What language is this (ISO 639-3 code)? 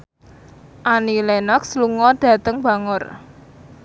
jav